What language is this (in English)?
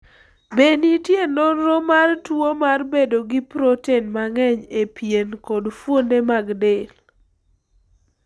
Luo (Kenya and Tanzania)